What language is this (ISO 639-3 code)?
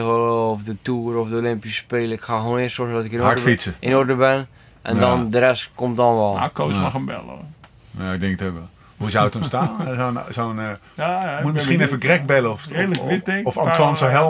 nld